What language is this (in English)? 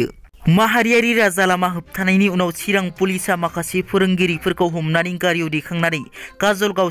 Romanian